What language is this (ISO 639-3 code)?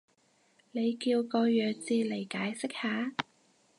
yue